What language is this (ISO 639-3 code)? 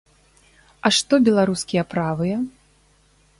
bel